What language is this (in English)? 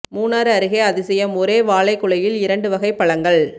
Tamil